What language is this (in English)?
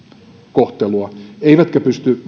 Finnish